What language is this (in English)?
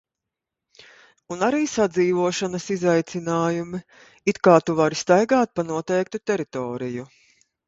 Latvian